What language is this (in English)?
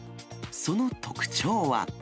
Japanese